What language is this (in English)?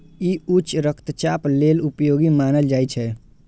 Maithili